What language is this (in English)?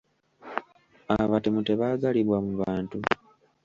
Ganda